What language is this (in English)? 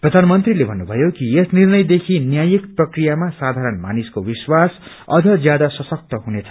Nepali